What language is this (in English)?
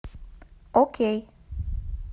Russian